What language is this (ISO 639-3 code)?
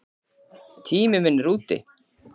isl